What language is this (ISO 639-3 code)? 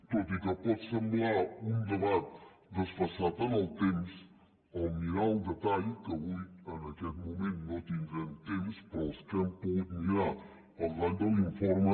cat